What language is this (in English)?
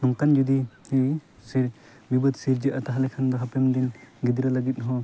Santali